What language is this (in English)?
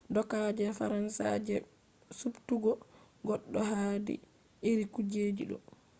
Fula